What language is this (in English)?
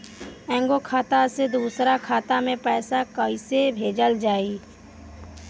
Bhojpuri